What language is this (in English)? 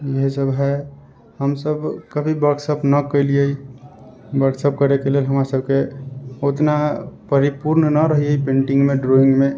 Maithili